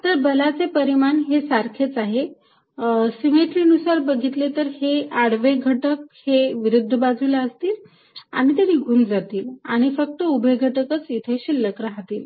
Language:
Marathi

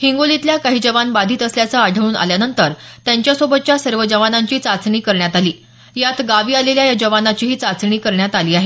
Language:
Marathi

